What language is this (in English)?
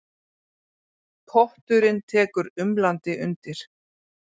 Icelandic